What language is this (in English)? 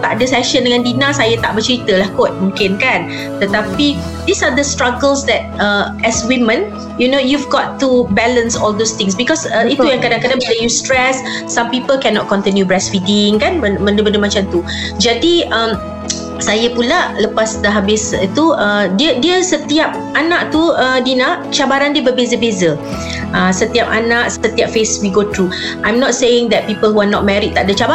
Malay